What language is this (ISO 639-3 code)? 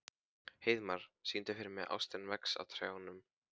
isl